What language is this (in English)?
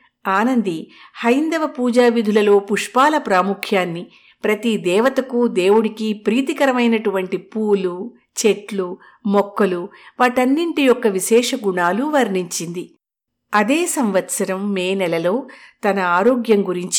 Telugu